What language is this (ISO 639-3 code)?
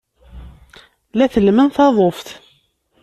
kab